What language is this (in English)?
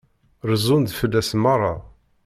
Kabyle